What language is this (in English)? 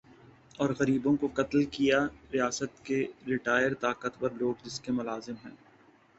Urdu